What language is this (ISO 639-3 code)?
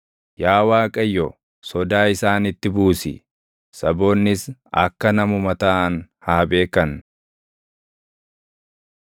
orm